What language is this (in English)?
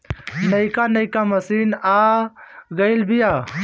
Bhojpuri